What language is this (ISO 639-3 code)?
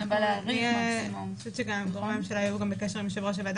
heb